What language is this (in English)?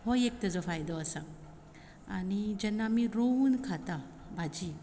Konkani